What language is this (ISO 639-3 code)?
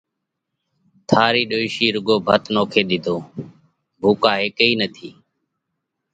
kvx